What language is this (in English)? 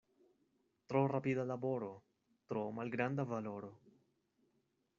Esperanto